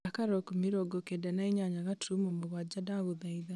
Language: Kikuyu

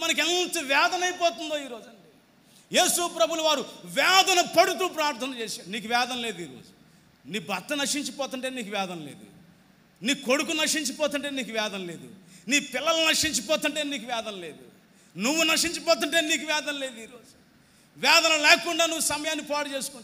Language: Hindi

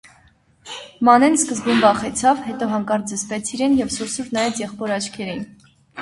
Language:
Armenian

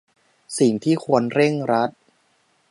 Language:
Thai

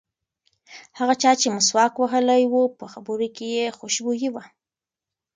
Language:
Pashto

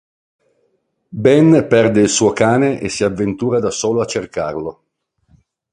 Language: Italian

